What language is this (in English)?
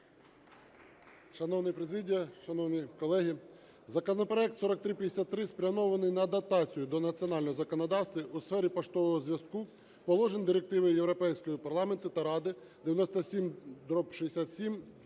Ukrainian